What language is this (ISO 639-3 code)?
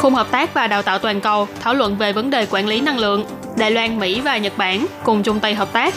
vie